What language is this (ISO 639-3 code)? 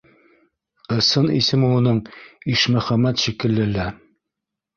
bak